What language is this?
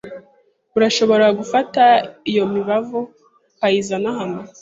Kinyarwanda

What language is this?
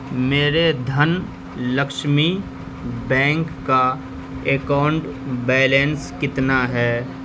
Urdu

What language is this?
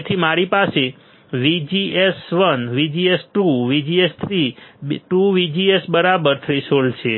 Gujarati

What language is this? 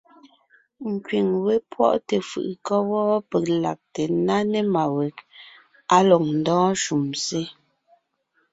Ngiemboon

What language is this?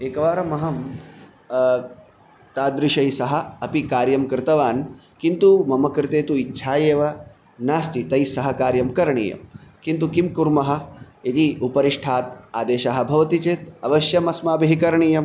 Sanskrit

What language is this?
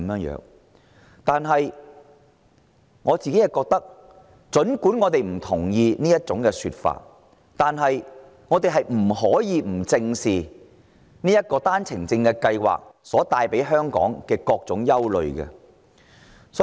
Cantonese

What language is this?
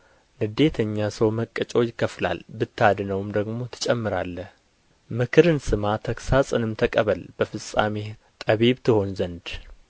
Amharic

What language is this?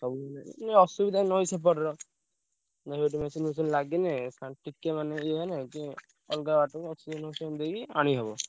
Odia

